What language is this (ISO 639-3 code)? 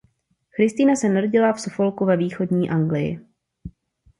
ces